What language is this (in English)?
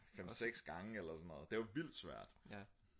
Danish